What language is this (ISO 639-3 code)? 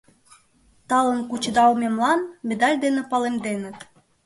chm